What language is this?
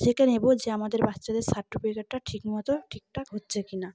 Bangla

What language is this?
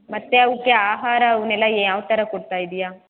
Kannada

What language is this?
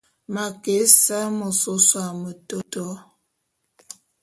Bulu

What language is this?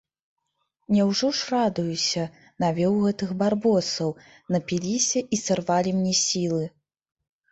Belarusian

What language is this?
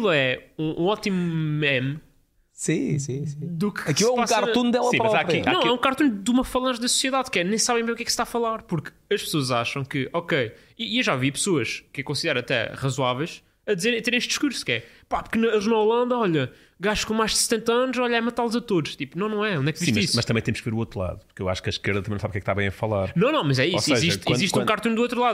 Portuguese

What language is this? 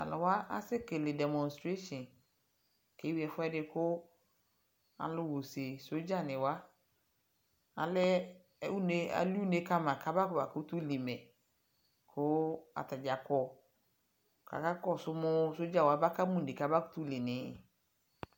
Ikposo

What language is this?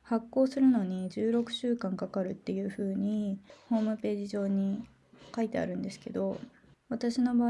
Japanese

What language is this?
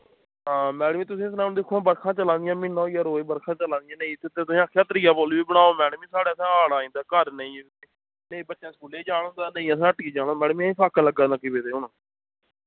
Dogri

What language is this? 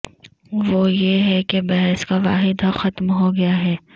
Urdu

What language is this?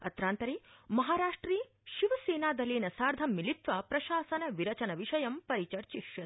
Sanskrit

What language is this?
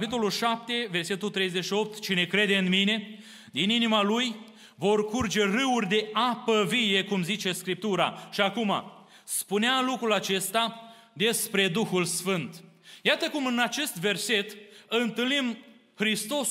Romanian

